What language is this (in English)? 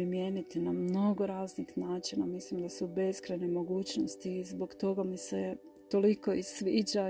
Croatian